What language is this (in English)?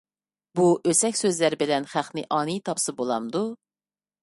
Uyghur